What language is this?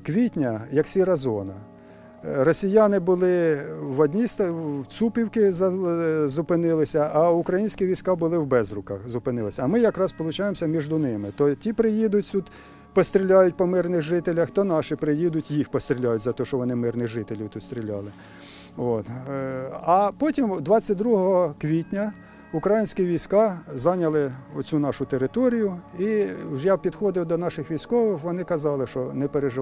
Ukrainian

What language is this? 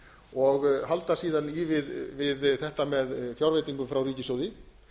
Icelandic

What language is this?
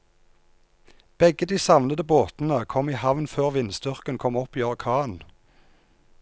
Norwegian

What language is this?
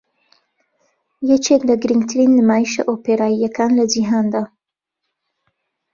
Central Kurdish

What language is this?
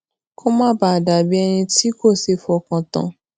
Yoruba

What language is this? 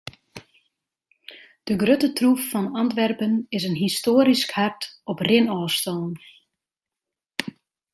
Western Frisian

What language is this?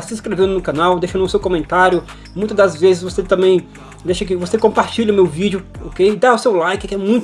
Portuguese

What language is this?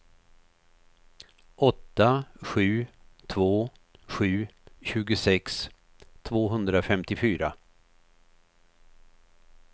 Swedish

